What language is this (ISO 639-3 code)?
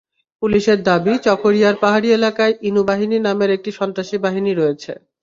ben